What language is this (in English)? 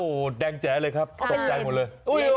Thai